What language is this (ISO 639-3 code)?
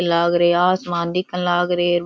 raj